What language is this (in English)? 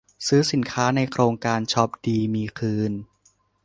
Thai